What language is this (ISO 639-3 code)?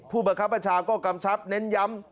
tha